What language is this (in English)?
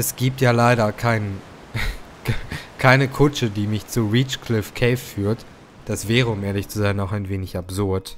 German